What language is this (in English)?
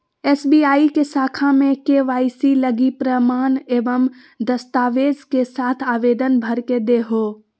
Magahi